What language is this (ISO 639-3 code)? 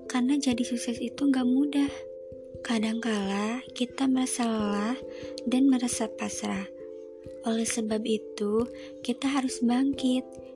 ind